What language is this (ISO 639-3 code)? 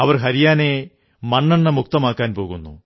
mal